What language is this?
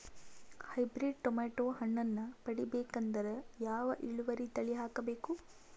Kannada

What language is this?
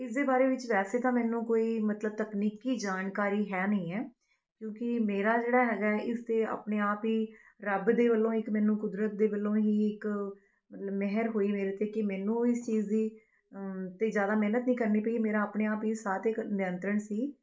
Punjabi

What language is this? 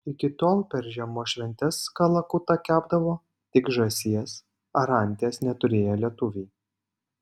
Lithuanian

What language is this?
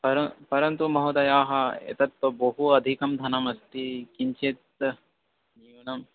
Sanskrit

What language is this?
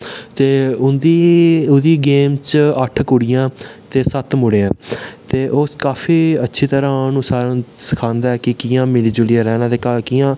Dogri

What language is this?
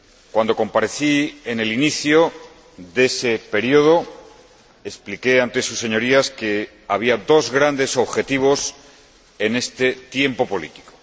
Spanish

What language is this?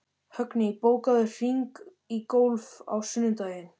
Icelandic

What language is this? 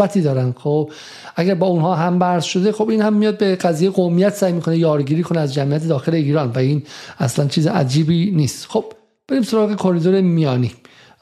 Persian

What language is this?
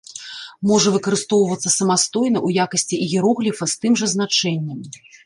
Belarusian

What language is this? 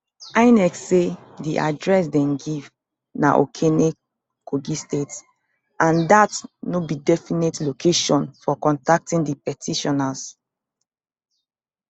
Nigerian Pidgin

